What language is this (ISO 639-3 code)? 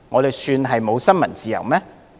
yue